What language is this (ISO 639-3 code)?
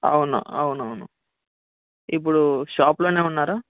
tel